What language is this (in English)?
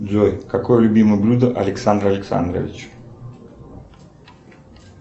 Russian